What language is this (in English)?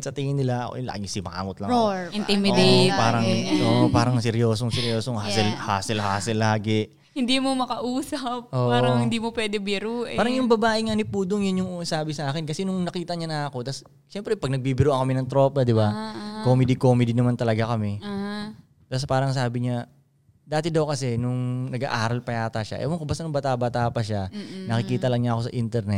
Filipino